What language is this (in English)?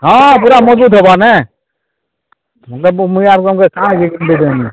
Odia